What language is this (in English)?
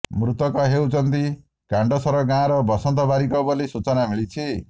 Odia